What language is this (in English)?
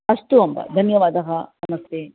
Sanskrit